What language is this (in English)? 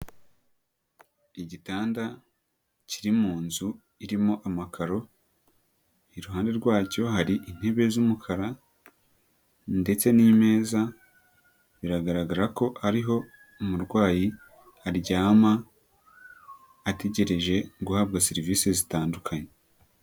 Kinyarwanda